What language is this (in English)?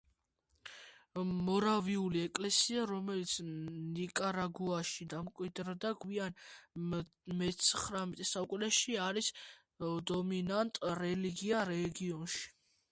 Georgian